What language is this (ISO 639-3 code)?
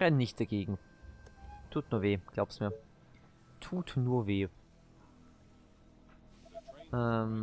deu